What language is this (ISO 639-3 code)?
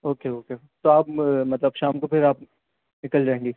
urd